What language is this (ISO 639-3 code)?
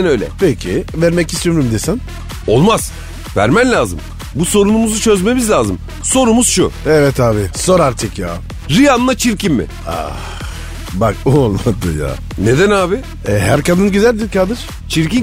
tur